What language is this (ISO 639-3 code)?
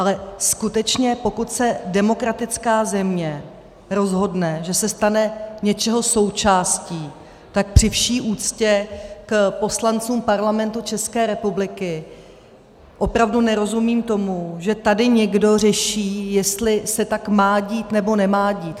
ces